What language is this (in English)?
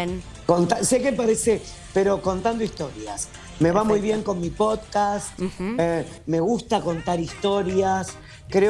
Spanish